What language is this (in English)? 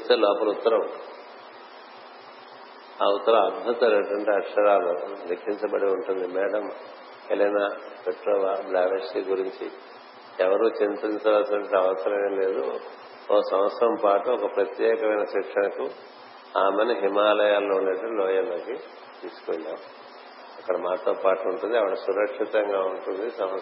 Telugu